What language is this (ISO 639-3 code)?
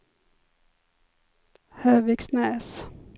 swe